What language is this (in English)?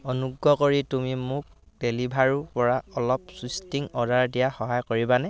Assamese